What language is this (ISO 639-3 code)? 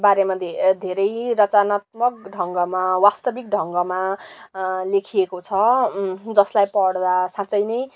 nep